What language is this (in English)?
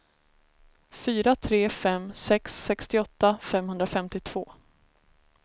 Swedish